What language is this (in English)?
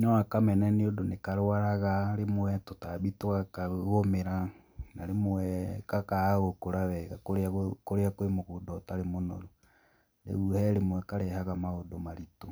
Kikuyu